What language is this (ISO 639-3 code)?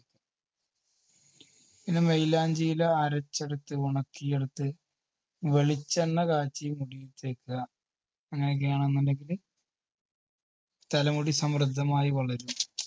mal